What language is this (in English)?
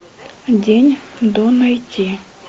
Russian